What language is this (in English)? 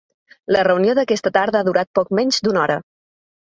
Catalan